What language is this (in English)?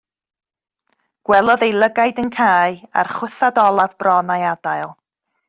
Welsh